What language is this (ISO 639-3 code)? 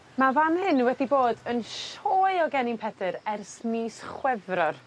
cym